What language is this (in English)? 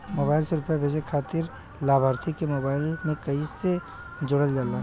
Bhojpuri